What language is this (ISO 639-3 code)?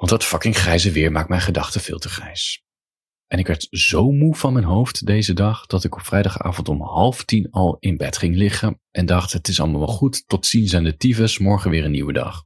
nld